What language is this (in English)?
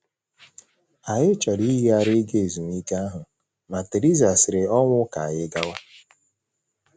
Igbo